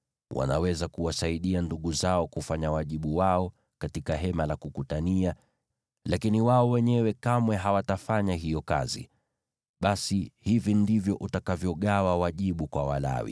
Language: Swahili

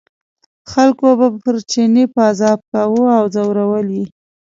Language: Pashto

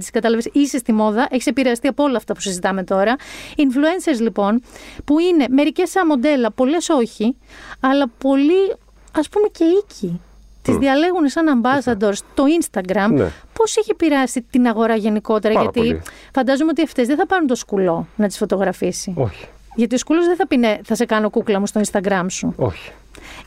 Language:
Greek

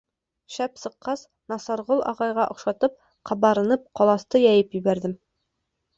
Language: Bashkir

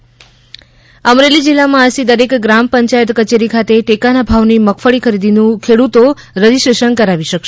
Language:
Gujarati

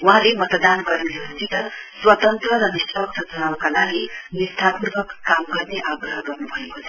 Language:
Nepali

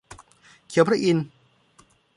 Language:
Thai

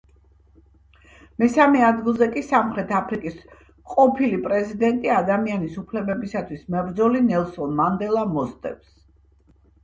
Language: Georgian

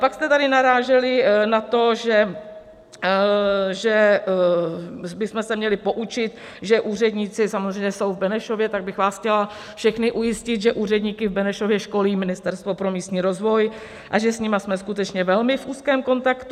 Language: Czech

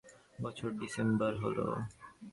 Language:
Bangla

